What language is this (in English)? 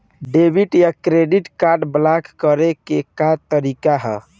Bhojpuri